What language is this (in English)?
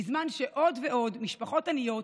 Hebrew